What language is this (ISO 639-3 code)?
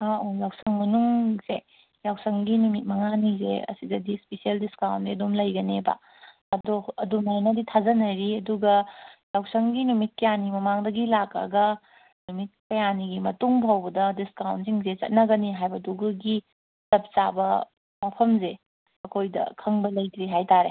mni